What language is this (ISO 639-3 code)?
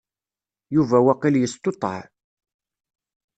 kab